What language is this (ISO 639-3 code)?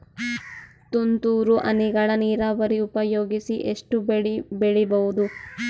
kan